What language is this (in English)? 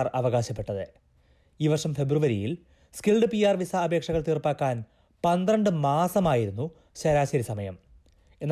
Malayalam